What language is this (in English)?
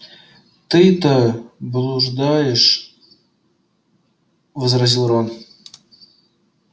Russian